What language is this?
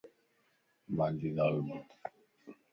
Lasi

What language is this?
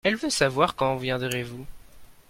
French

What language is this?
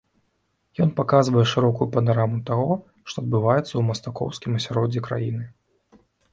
Belarusian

